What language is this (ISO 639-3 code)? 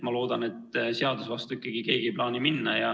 est